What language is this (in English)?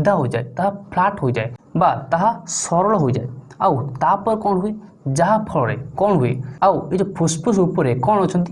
Korean